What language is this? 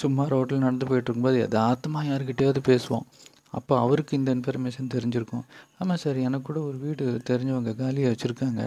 Tamil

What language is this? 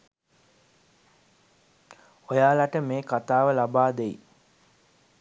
Sinhala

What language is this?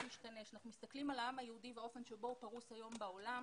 Hebrew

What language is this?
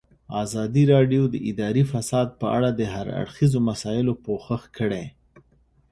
Pashto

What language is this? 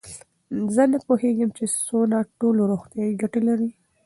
Pashto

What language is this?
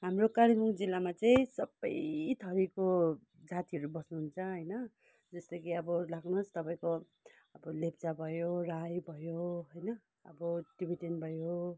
Nepali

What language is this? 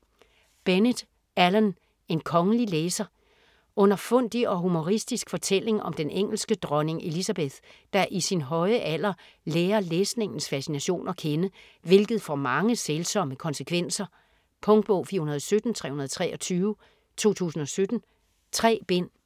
Danish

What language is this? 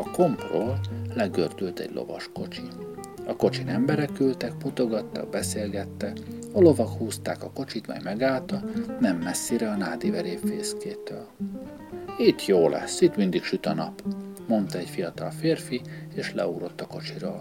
Hungarian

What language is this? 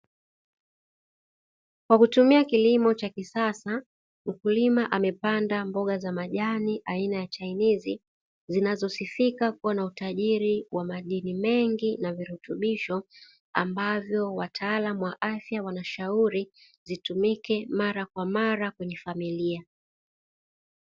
Swahili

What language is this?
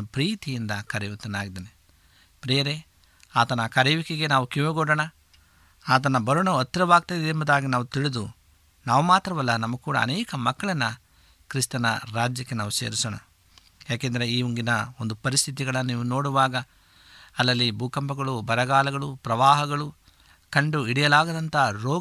Kannada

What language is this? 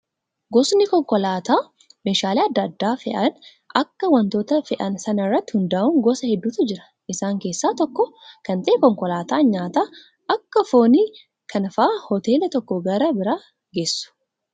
Oromo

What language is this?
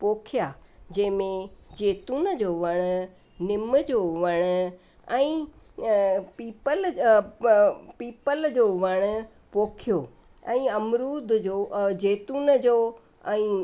Sindhi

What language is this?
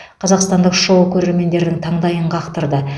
Kazakh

